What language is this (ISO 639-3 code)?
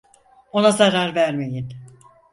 tur